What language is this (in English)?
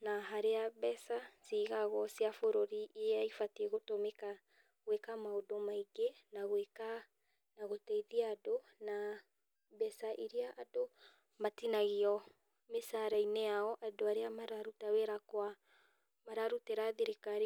Kikuyu